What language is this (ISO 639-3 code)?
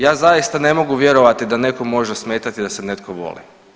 hrv